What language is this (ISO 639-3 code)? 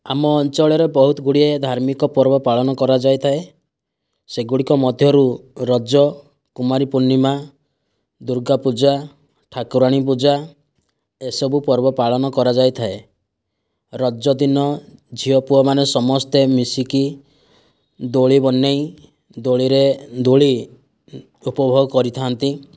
ori